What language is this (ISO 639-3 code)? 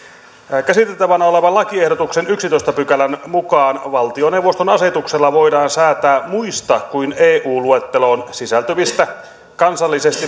fin